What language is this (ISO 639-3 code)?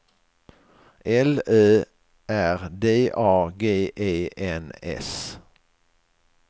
swe